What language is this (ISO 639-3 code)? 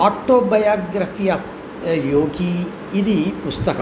san